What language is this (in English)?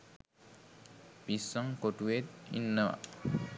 Sinhala